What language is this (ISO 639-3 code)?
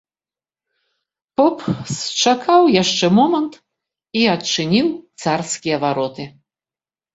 bel